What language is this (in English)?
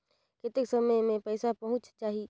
Chhattisgarhi